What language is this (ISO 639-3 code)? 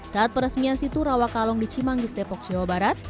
ind